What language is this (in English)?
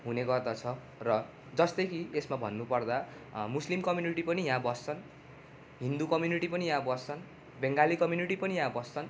Nepali